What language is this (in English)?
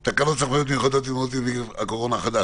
Hebrew